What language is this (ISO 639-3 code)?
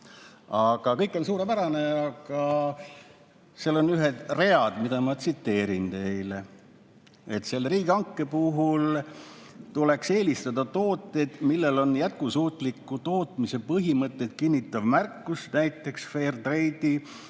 est